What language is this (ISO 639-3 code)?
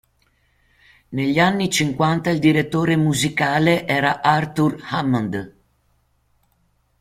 ita